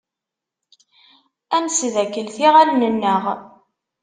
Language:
Kabyle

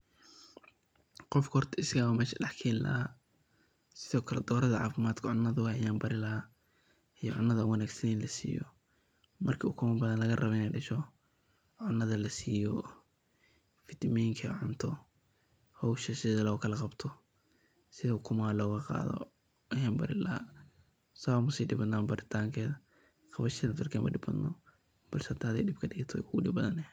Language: Somali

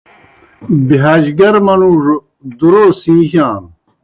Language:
Kohistani Shina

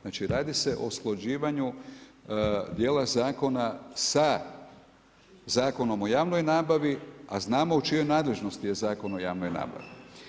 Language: Croatian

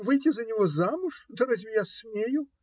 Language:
Russian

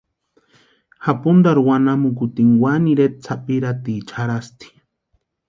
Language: Western Highland Purepecha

